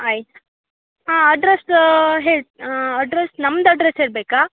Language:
Kannada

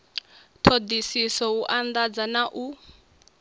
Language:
Venda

